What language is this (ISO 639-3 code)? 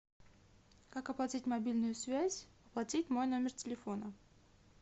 rus